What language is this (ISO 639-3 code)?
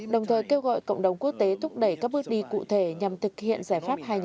vie